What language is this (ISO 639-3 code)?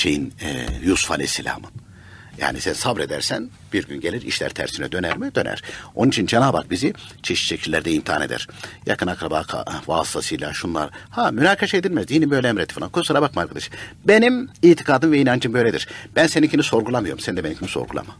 tur